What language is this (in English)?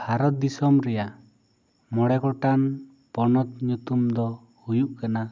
Santali